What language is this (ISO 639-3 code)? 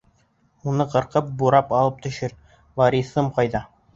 bak